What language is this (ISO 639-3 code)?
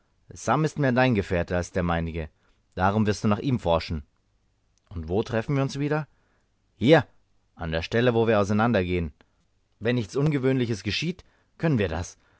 deu